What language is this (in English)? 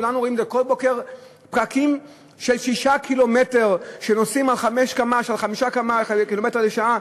Hebrew